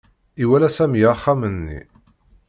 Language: Kabyle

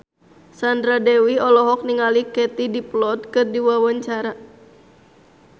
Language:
Sundanese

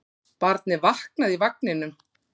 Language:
Icelandic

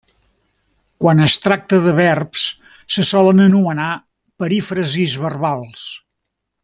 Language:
Catalan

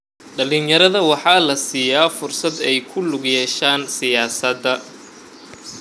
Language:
Somali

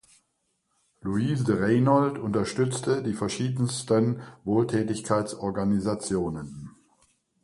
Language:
German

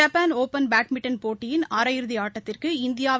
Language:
Tamil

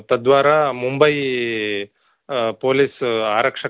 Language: Sanskrit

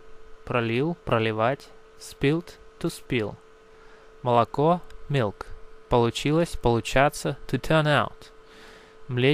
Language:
Russian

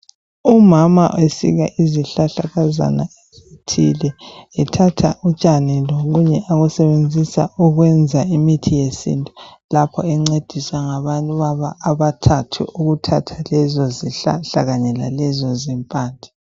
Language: North Ndebele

